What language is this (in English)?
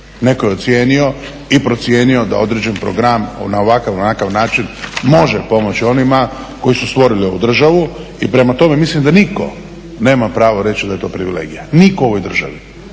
Croatian